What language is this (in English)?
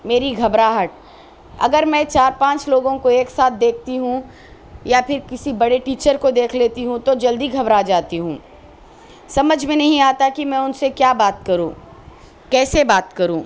Urdu